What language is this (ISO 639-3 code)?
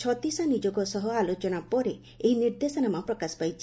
ori